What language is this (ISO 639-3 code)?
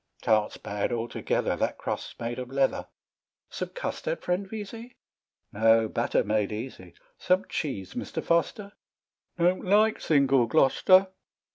eng